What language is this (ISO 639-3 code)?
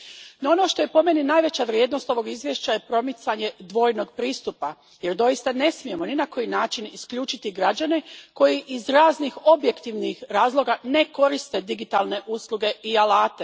hrv